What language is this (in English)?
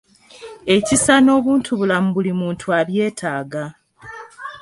Ganda